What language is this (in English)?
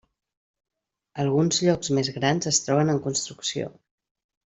Catalan